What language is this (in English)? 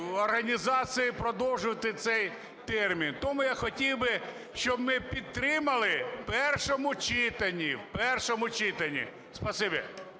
Ukrainian